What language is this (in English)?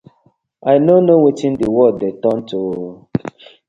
Nigerian Pidgin